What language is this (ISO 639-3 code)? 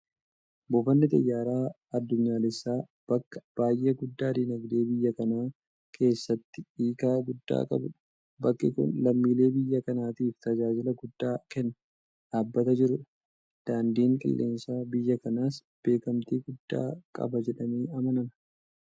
orm